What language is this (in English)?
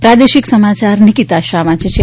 Gujarati